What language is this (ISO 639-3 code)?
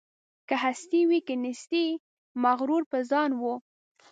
pus